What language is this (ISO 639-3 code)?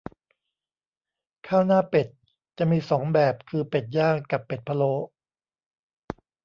tha